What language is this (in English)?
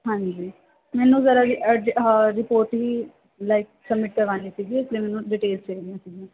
Punjabi